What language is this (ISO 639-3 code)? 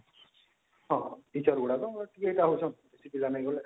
ori